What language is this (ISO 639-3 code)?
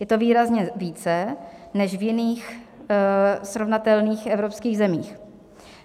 ces